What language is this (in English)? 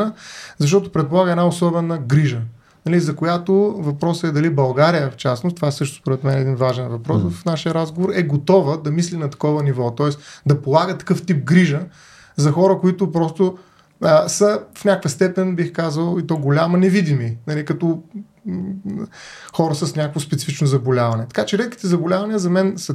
Bulgarian